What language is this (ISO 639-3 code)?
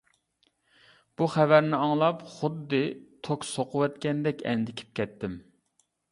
uig